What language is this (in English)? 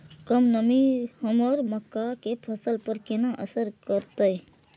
Maithili